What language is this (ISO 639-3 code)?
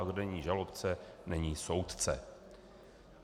ces